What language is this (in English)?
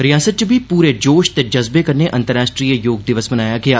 Dogri